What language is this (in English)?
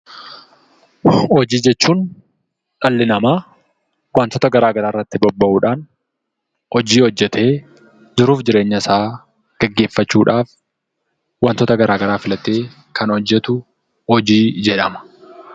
Oromo